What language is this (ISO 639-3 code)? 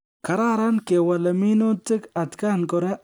kln